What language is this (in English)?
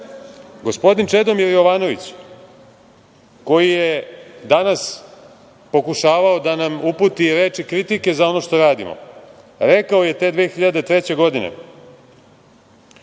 Serbian